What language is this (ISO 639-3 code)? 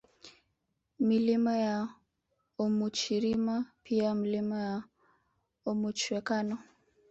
swa